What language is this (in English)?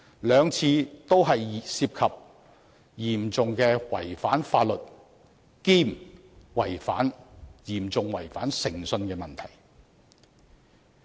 Cantonese